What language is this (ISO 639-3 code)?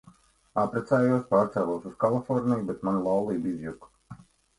lav